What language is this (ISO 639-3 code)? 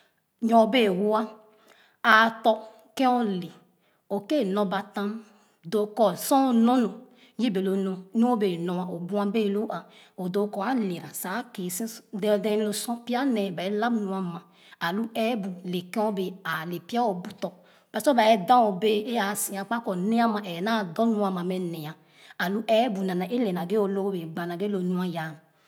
ogo